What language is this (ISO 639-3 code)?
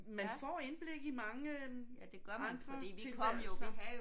dan